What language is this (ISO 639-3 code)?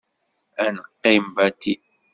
kab